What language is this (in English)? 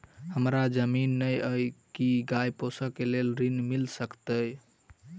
Maithili